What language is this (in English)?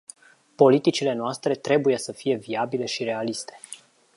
Romanian